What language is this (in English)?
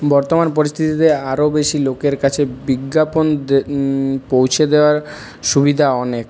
Bangla